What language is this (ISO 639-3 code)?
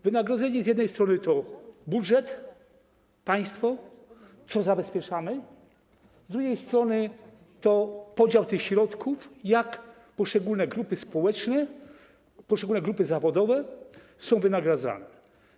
pol